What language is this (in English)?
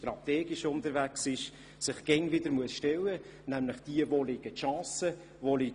Swiss German